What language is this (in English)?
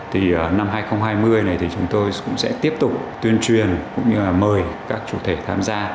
Vietnamese